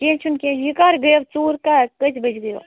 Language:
Kashmiri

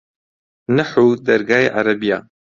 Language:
Central Kurdish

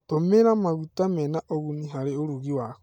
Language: Kikuyu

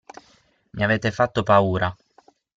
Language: Italian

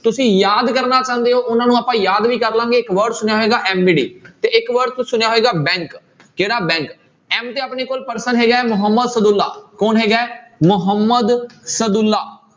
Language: Punjabi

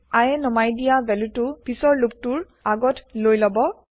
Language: Assamese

